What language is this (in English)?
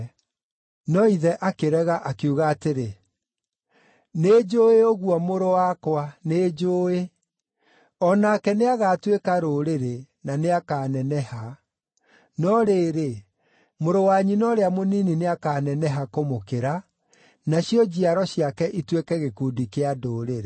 Kikuyu